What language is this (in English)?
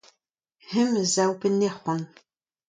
Breton